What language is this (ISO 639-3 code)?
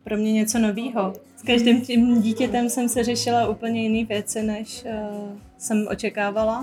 ces